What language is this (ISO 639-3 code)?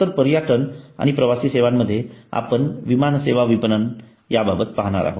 mar